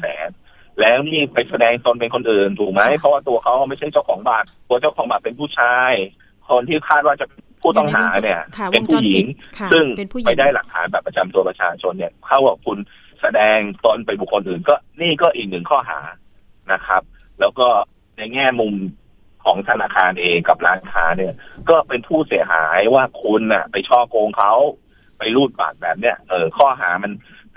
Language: Thai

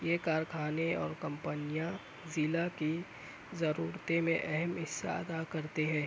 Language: Urdu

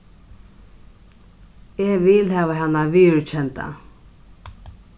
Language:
Faroese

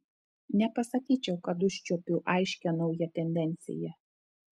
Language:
Lithuanian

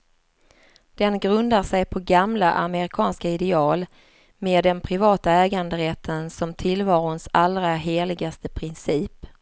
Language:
Swedish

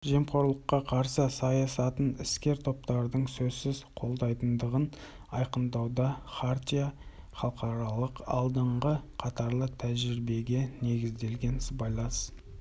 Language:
Kazakh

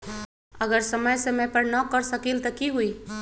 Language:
Magahi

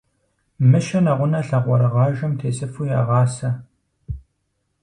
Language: Kabardian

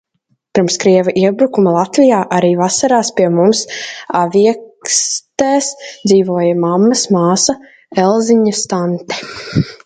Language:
Latvian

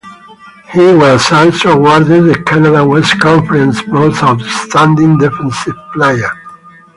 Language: English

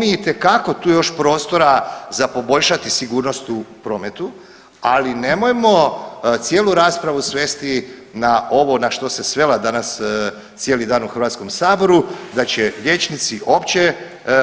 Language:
Croatian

